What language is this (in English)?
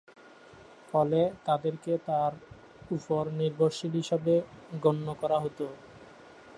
Bangla